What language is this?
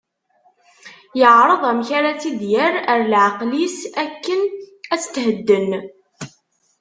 Kabyle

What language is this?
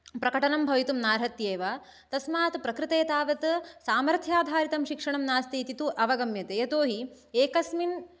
Sanskrit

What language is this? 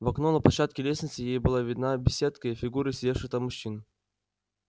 Russian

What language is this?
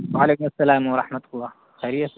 Urdu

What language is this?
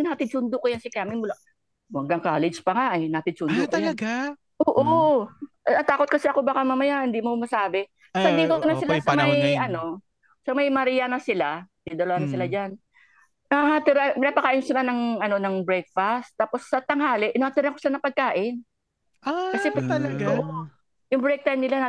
Filipino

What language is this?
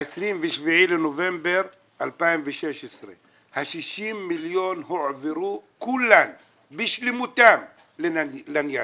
Hebrew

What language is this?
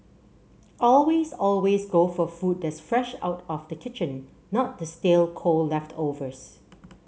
English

